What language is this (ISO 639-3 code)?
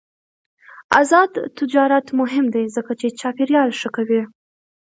pus